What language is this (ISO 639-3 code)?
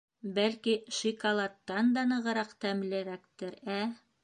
bak